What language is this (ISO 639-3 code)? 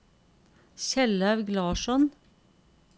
nor